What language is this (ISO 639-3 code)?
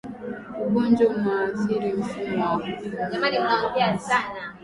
swa